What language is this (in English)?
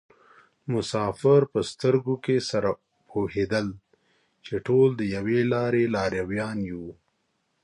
Pashto